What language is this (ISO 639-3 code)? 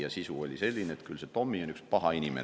est